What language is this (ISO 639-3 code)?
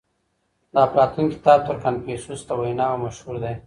pus